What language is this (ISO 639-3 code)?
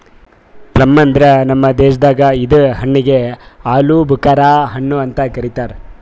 kan